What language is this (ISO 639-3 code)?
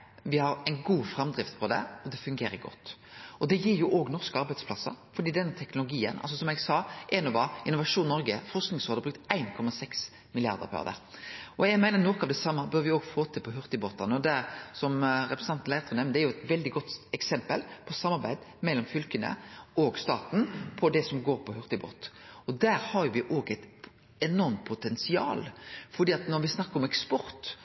nno